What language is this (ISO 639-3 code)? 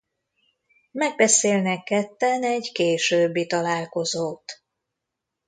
hun